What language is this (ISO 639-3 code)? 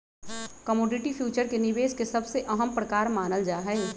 mag